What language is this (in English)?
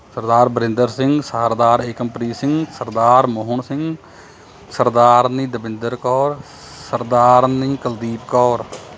Punjabi